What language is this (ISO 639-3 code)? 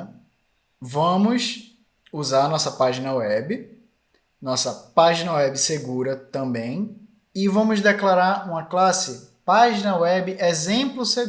por